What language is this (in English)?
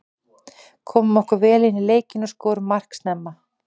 Icelandic